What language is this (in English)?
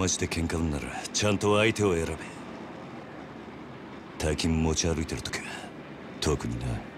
Japanese